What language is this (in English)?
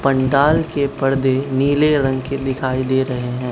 Hindi